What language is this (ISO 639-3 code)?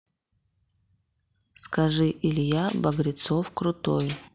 rus